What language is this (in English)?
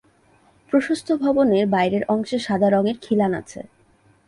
Bangla